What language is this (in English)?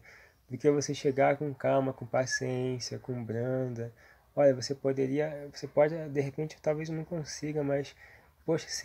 Portuguese